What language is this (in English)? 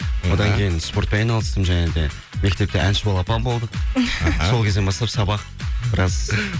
Kazakh